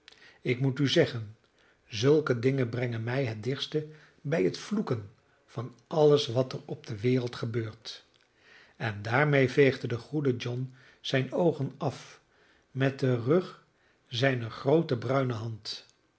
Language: Dutch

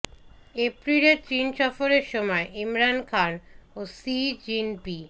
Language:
Bangla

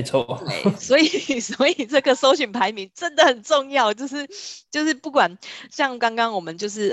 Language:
Chinese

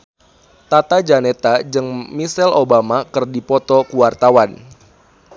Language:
Sundanese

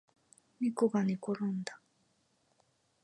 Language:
Japanese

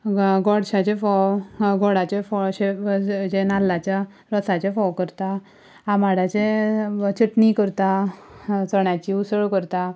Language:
Konkani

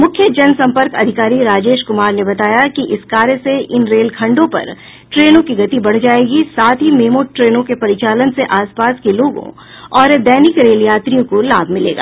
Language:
Hindi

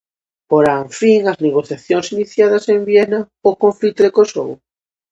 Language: Galician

